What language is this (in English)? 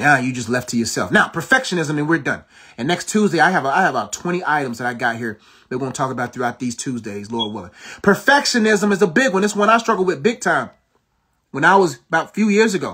English